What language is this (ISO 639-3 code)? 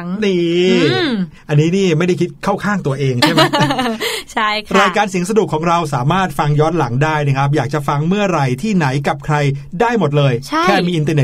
tha